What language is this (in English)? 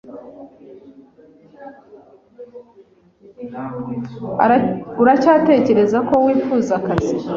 Kinyarwanda